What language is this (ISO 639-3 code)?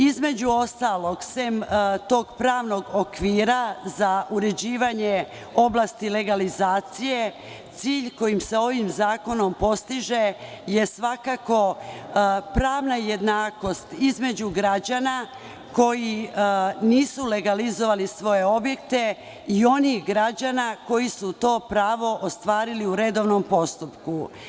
srp